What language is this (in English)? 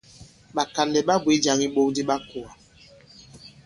Bankon